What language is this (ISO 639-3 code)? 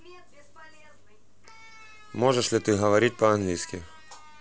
rus